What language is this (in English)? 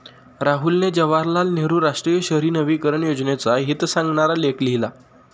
Marathi